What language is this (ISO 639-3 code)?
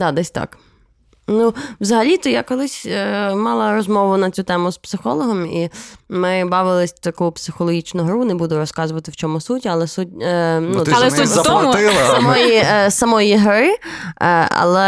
ukr